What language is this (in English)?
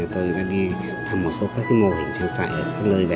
Vietnamese